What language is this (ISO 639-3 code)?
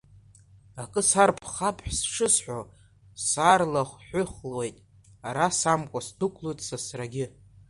abk